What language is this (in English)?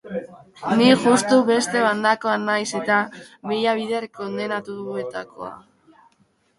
Basque